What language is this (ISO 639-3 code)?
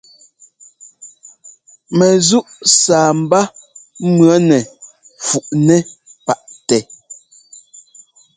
jgo